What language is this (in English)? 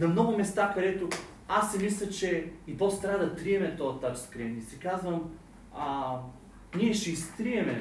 Bulgarian